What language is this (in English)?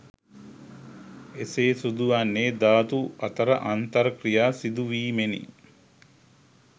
Sinhala